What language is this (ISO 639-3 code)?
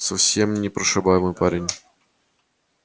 rus